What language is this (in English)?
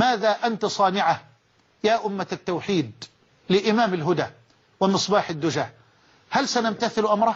Arabic